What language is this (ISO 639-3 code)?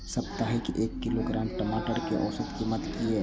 mai